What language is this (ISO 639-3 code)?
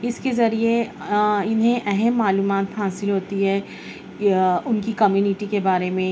urd